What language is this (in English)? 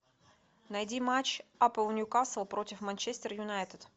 Russian